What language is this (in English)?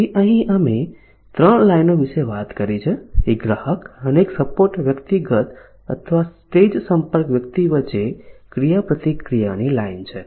Gujarati